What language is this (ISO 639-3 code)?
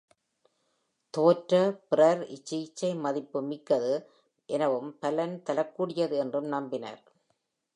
tam